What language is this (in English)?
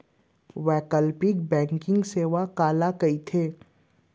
Chhattisgarhi